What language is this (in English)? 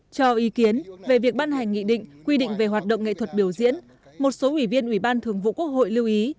Vietnamese